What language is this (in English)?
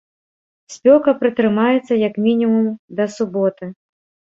Belarusian